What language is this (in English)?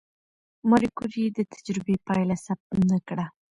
Pashto